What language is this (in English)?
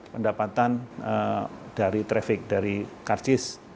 Indonesian